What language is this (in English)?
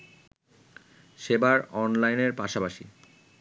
Bangla